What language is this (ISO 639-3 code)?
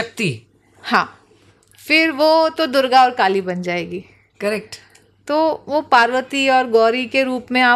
hin